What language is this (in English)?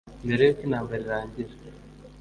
Kinyarwanda